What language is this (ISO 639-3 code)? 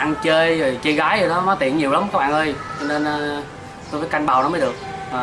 vie